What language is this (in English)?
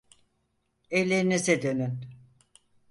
Turkish